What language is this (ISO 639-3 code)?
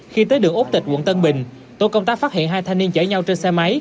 vie